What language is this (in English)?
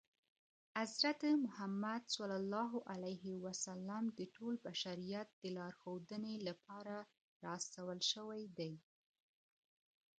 Pashto